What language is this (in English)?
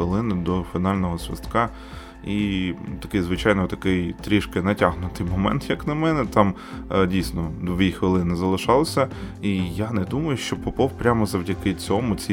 Ukrainian